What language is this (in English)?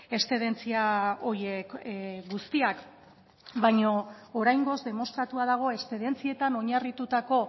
Basque